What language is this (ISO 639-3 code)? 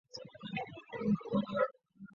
zho